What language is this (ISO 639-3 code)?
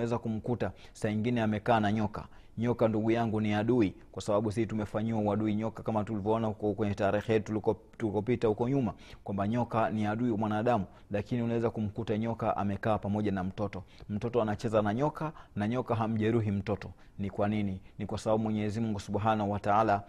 swa